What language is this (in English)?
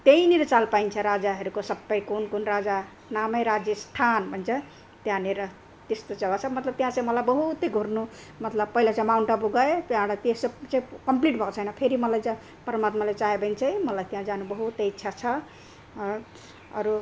Nepali